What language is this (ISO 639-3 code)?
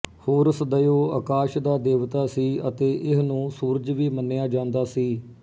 pan